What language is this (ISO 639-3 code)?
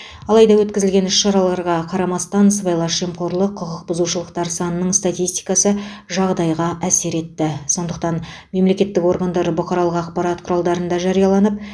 kaz